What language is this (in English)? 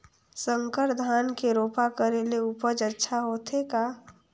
Chhattisgarhi